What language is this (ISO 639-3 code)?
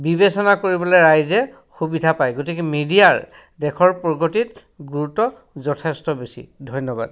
asm